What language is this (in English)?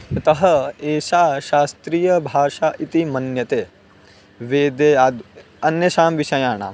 Sanskrit